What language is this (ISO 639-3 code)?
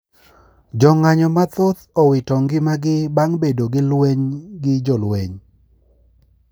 luo